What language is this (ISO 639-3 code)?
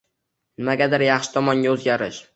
uzb